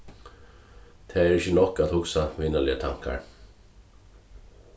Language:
Faroese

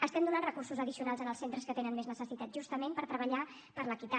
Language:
Catalan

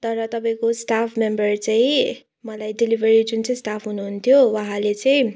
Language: Nepali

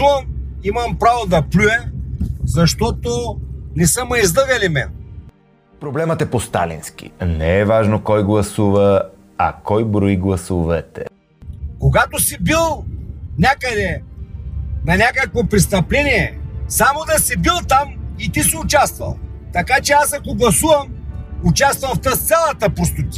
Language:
Bulgarian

